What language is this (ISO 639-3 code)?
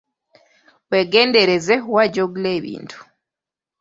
lug